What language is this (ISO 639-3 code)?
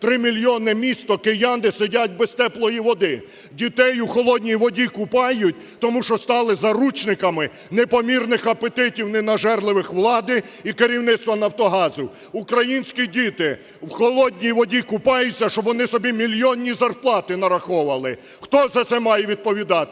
ukr